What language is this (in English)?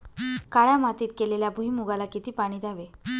Marathi